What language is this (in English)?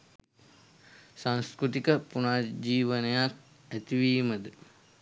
Sinhala